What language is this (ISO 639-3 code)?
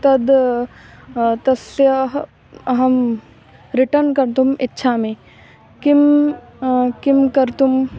san